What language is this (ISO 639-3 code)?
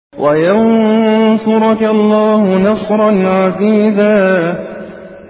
ara